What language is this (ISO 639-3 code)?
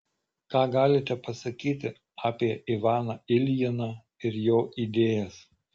lit